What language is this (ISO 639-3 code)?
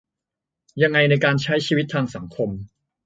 tha